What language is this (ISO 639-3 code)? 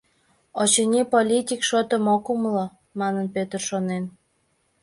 chm